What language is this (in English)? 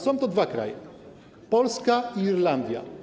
Polish